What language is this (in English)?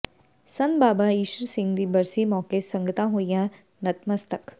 Punjabi